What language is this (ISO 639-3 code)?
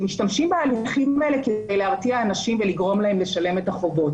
heb